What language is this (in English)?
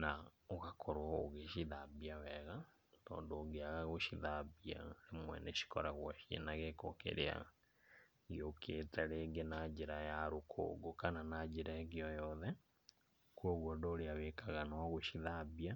Kikuyu